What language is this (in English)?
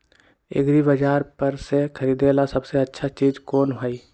Magahi